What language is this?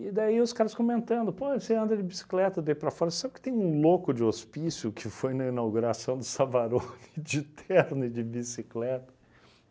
Portuguese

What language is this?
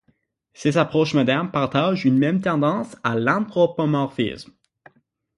French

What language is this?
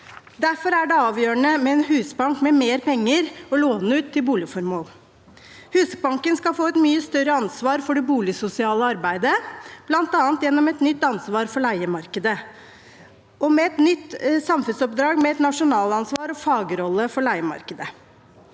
Norwegian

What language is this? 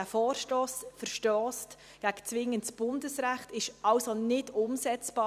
Swiss German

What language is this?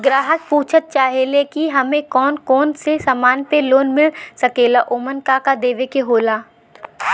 Bhojpuri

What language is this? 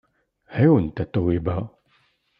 Kabyle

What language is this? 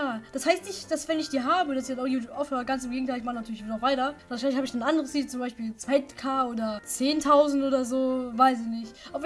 German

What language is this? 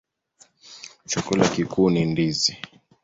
Swahili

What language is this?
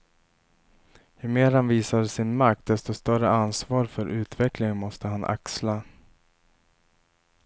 Swedish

